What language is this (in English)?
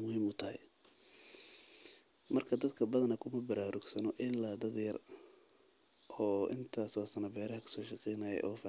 Somali